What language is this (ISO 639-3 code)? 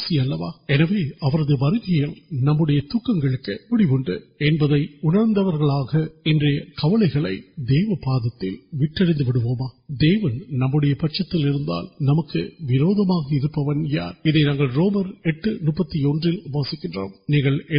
urd